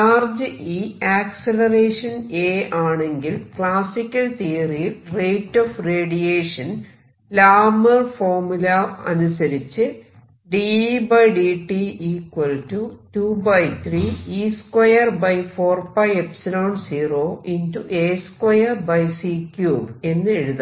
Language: Malayalam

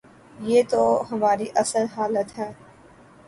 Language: Urdu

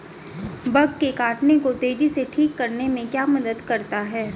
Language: Hindi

